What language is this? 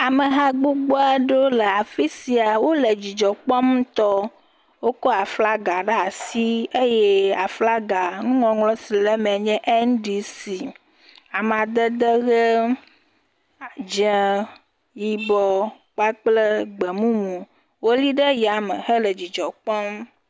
Ewe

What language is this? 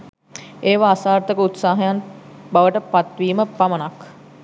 Sinhala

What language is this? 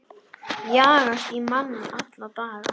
Icelandic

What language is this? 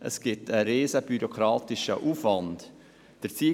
Swiss German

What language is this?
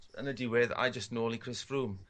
Welsh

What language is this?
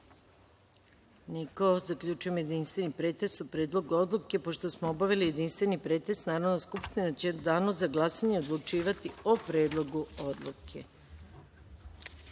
Serbian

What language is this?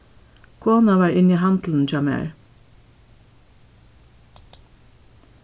Faroese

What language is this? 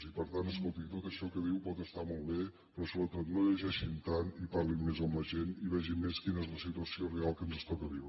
Catalan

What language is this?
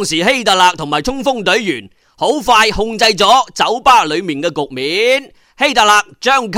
Chinese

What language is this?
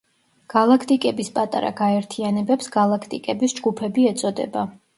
Georgian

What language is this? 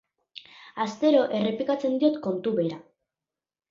Basque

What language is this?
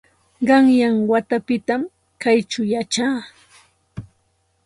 Santa Ana de Tusi Pasco Quechua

